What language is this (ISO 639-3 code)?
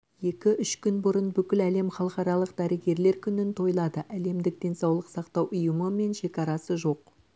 kaz